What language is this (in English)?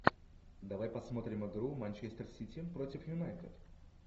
Russian